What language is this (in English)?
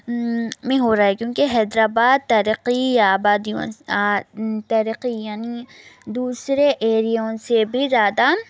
Urdu